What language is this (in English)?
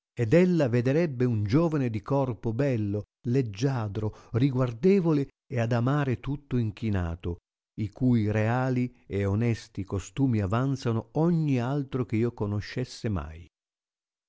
Italian